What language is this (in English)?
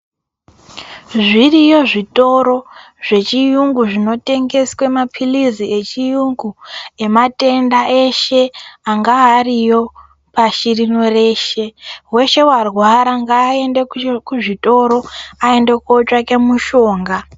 Ndau